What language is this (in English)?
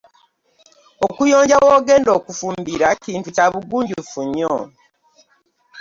Ganda